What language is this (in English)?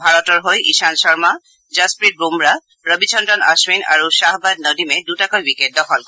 Assamese